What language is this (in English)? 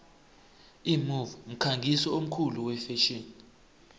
South Ndebele